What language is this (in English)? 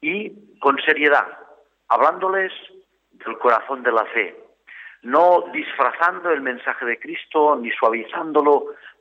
Spanish